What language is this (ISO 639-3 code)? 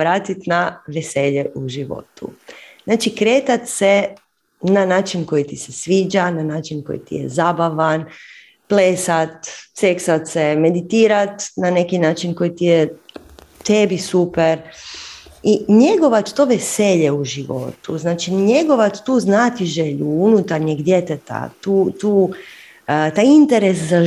hrv